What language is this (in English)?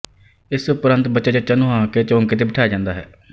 Punjabi